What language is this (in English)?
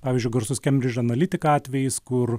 Lithuanian